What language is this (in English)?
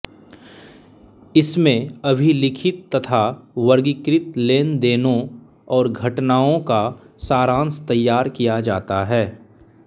Hindi